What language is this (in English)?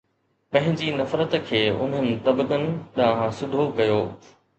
Sindhi